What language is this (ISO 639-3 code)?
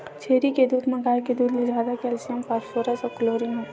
hne